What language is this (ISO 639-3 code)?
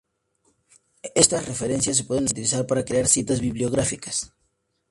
spa